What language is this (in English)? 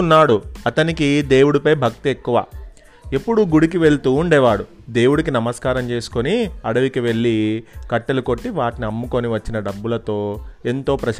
Telugu